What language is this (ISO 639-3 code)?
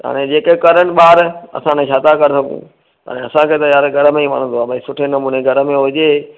snd